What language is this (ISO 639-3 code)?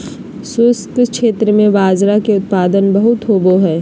mag